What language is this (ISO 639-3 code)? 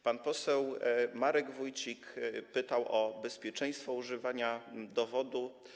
pol